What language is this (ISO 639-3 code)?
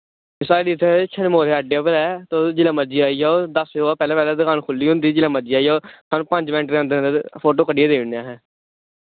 doi